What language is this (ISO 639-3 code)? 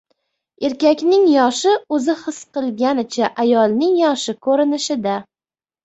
uzb